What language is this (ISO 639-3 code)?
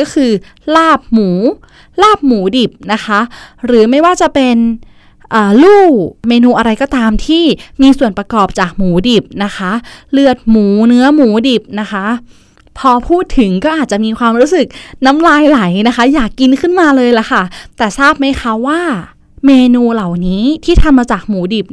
tha